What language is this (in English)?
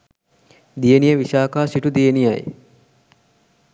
Sinhala